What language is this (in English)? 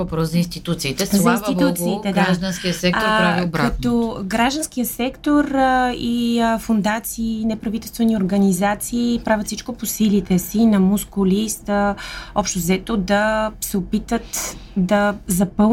Bulgarian